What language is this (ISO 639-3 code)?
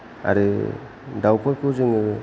brx